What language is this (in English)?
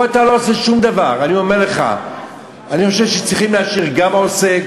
Hebrew